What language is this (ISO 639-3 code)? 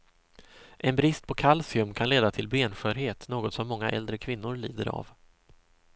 swe